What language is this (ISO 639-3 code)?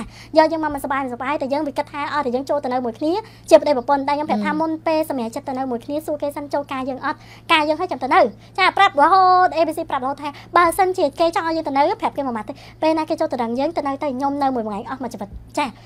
tha